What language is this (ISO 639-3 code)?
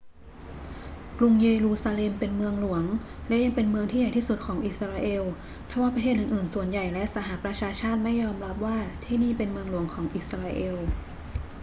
tha